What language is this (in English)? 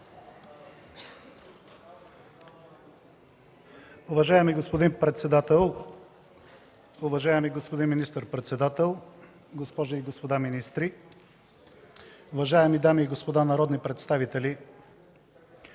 Bulgarian